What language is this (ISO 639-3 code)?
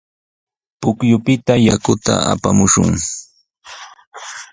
qws